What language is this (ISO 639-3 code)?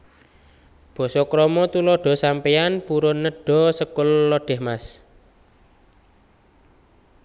jav